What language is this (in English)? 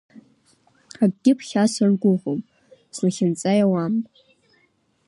Abkhazian